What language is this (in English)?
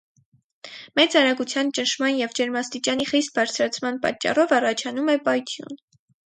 Armenian